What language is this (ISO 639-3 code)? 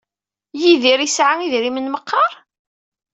kab